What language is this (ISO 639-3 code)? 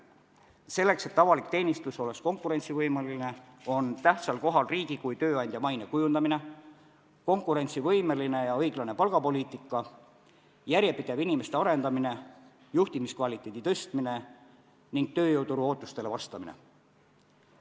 est